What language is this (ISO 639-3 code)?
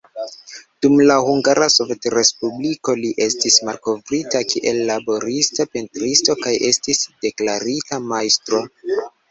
epo